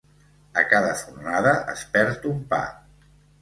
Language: Catalan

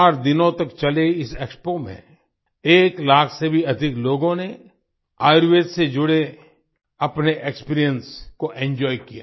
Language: Hindi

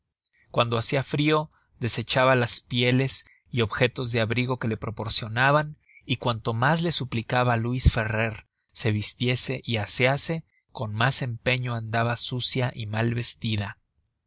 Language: Spanish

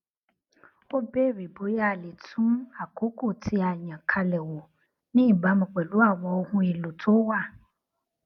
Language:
Yoruba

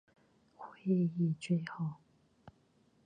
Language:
Chinese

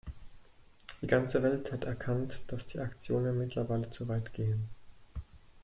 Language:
German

